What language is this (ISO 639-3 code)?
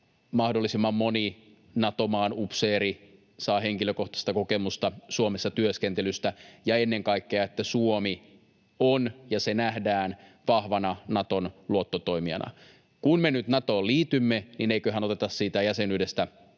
fin